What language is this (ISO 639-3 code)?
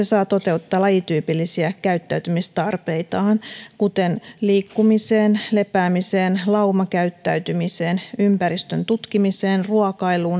fin